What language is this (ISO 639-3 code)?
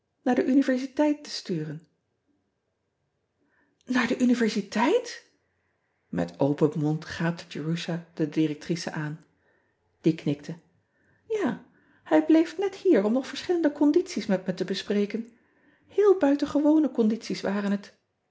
nld